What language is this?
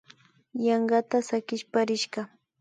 Imbabura Highland Quichua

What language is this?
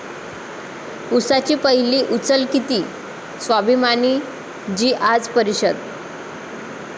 Marathi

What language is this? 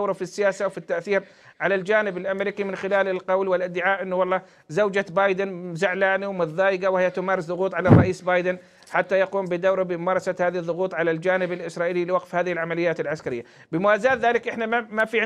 Arabic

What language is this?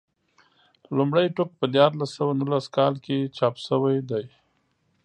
Pashto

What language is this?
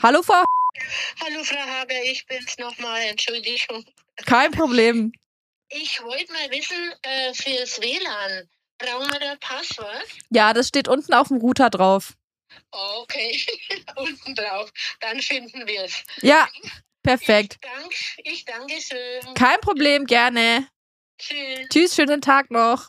German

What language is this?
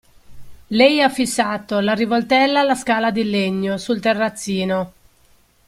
Italian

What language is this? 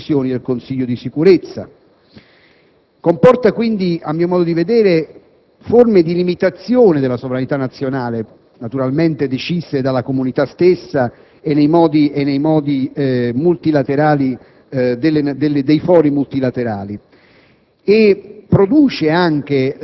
Italian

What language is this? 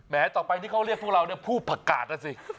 Thai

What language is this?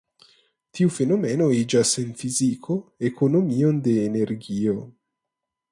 Esperanto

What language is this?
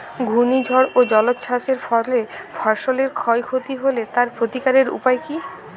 Bangla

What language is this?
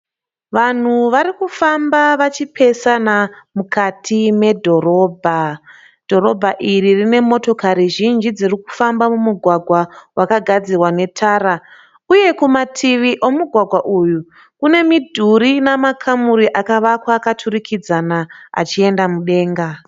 Shona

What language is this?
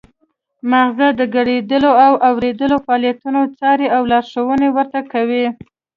Pashto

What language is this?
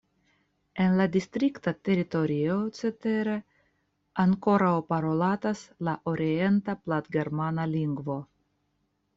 Esperanto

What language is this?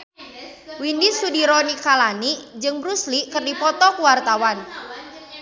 Sundanese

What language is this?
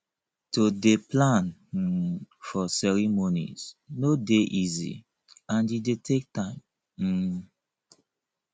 Nigerian Pidgin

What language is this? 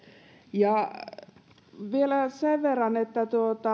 Finnish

